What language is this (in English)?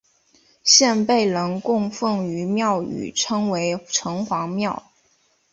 Chinese